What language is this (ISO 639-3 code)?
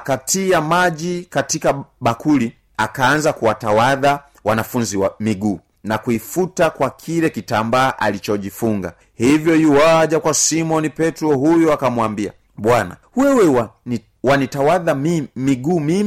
swa